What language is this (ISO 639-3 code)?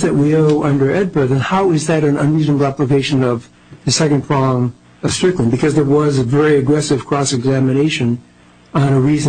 eng